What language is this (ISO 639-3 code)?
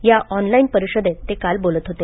mar